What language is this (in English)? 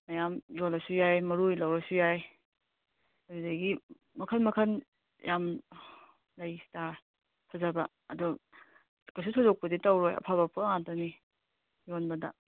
Manipuri